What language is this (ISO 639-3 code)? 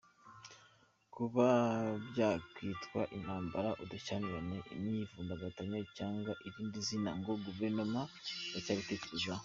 kin